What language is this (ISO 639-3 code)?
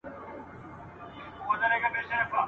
pus